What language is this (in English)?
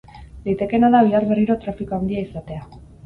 Basque